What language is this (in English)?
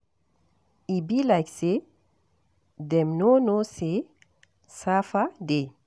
Nigerian Pidgin